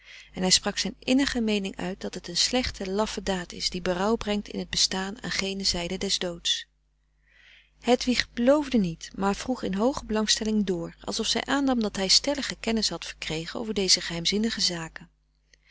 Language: Dutch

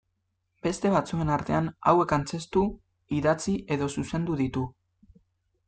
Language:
Basque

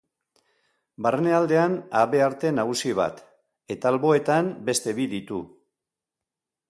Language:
Basque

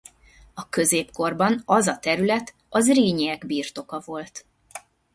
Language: Hungarian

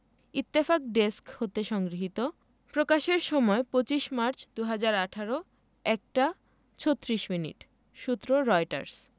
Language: Bangla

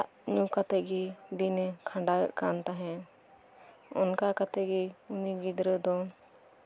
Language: Santali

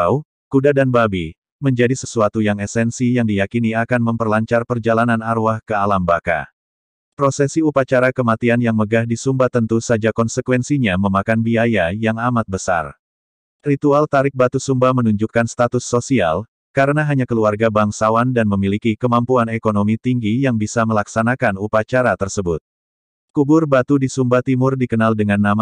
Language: Indonesian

